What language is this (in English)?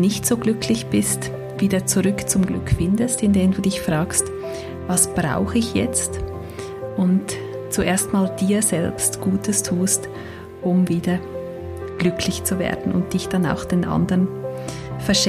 German